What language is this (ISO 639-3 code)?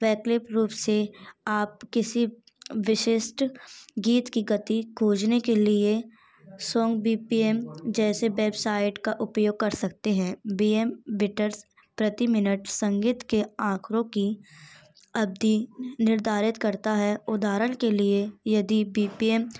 hin